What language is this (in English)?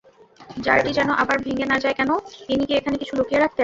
Bangla